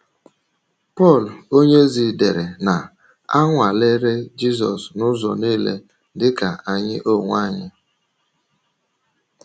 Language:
Igbo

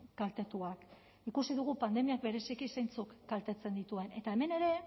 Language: Basque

